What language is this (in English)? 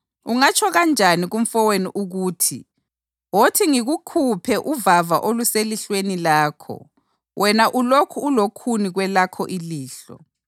North Ndebele